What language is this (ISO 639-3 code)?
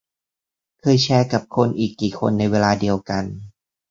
tha